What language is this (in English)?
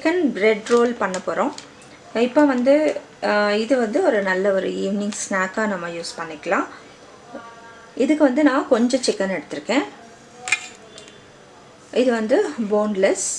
English